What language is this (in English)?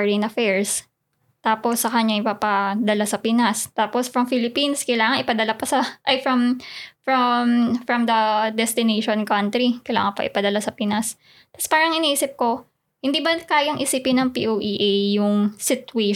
Filipino